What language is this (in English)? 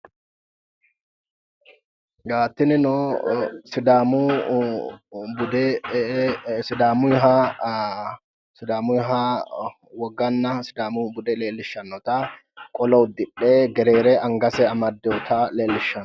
Sidamo